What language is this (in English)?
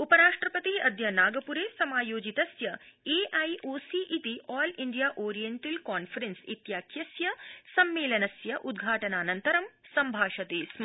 Sanskrit